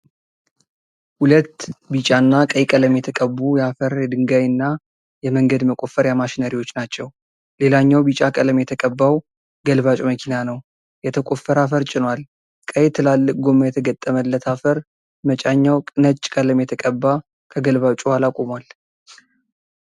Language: Amharic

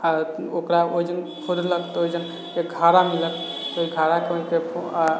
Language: Maithili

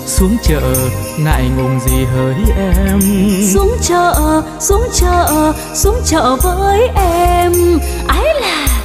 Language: Vietnamese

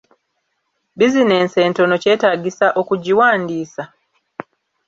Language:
Ganda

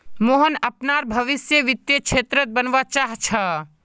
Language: Magahi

